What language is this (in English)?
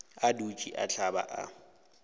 Northern Sotho